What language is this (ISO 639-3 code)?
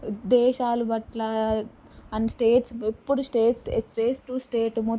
tel